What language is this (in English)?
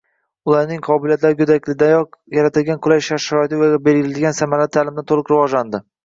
Uzbek